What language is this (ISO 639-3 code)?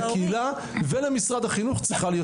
heb